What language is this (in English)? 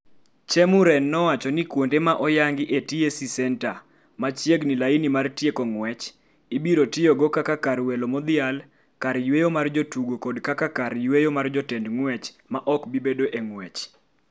Luo (Kenya and Tanzania)